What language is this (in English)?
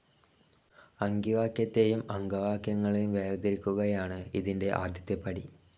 Malayalam